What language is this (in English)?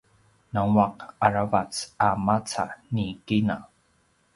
Paiwan